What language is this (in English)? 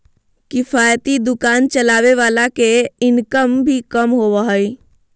Magahi